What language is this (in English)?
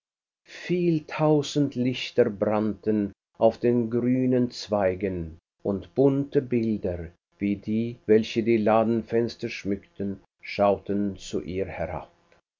German